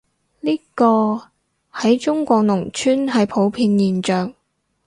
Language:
Cantonese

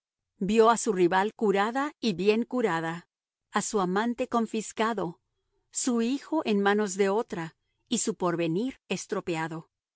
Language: Spanish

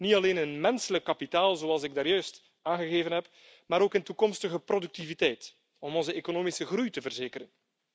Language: Dutch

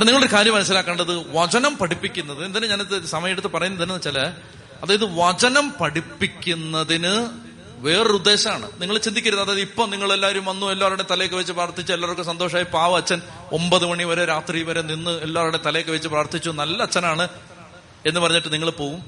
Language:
Malayalam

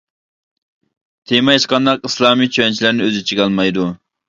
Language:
Uyghur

